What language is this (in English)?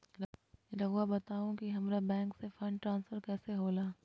Magahi